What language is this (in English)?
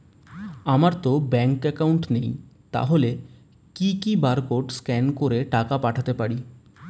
Bangla